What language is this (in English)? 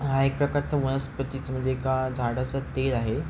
Marathi